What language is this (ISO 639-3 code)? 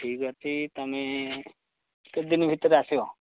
ori